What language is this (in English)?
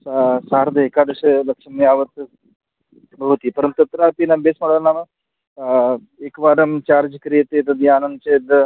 Sanskrit